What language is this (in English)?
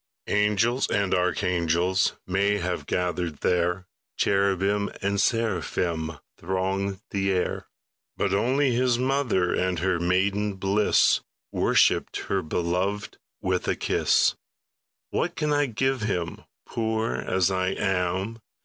English